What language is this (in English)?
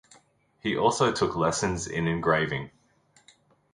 English